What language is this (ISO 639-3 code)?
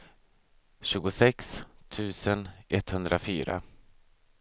swe